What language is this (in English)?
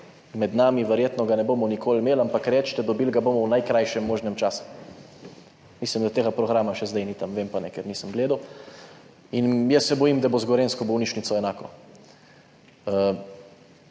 Slovenian